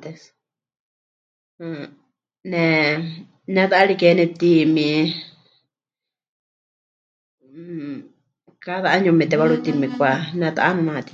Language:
Huichol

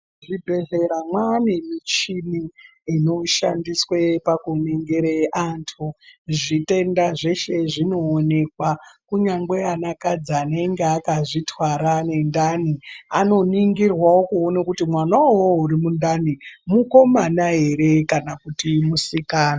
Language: Ndau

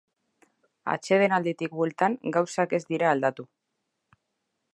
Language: Basque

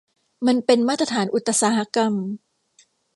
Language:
Thai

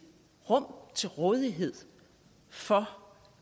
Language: Danish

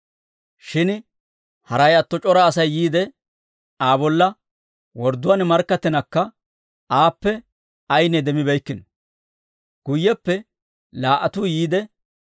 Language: Dawro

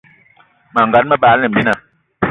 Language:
Eton (Cameroon)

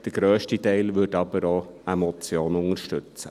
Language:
Swiss German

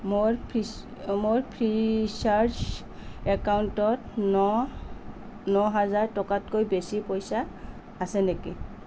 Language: Assamese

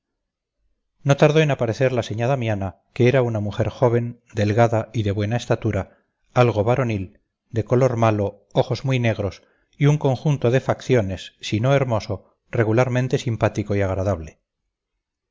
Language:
Spanish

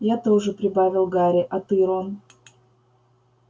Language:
Russian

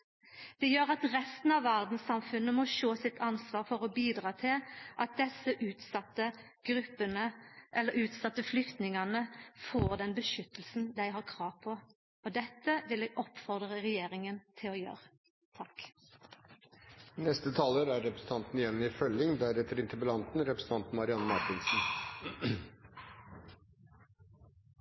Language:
Norwegian Nynorsk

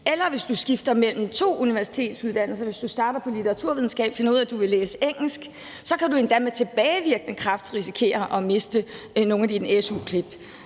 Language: Danish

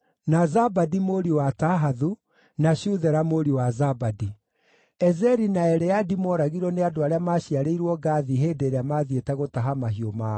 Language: Kikuyu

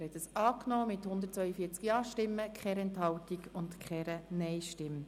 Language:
Swiss German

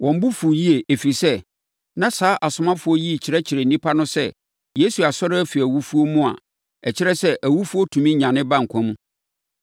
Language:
Akan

